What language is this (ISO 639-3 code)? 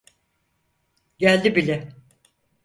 tur